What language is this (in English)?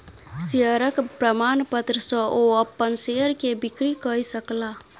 Maithili